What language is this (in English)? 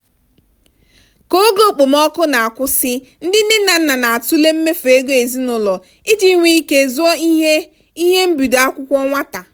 Igbo